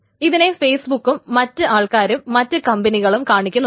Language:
Malayalam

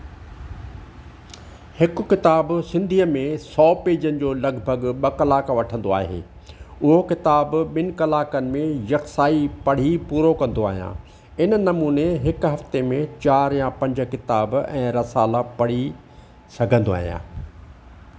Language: Sindhi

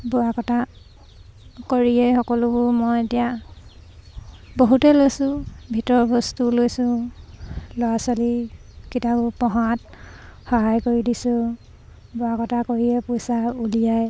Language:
Assamese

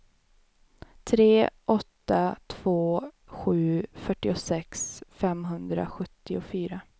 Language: Swedish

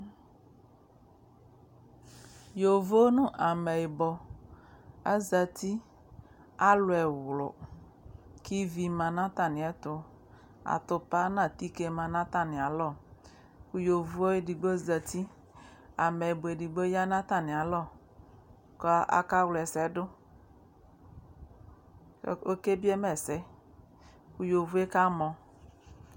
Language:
Ikposo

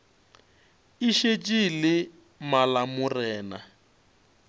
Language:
Northern Sotho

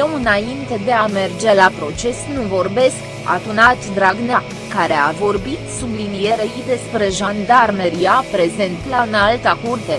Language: Romanian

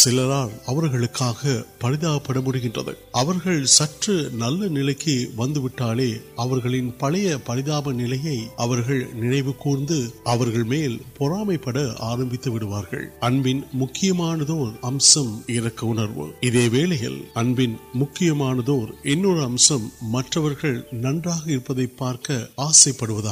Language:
Urdu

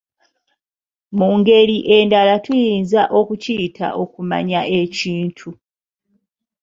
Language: Ganda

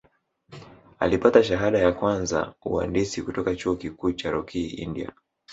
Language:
Swahili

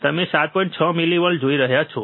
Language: Gujarati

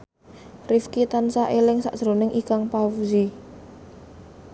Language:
Javanese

